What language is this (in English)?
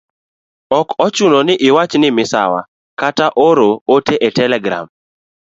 Luo (Kenya and Tanzania)